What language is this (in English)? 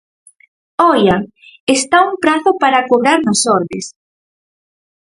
Galician